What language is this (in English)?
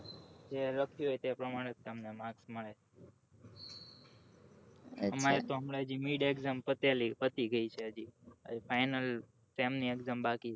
Gujarati